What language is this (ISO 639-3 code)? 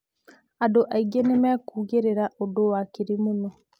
kik